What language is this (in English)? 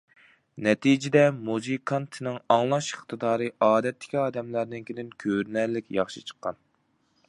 Uyghur